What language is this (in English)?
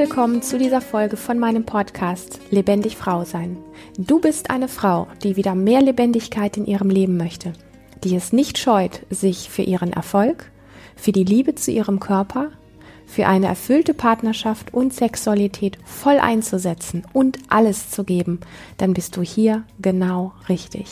German